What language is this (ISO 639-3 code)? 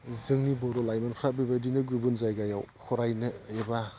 brx